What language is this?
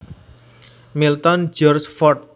Javanese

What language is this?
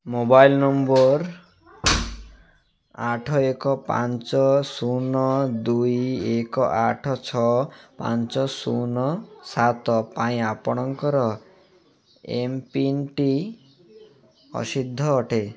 Odia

